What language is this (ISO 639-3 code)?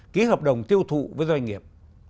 vie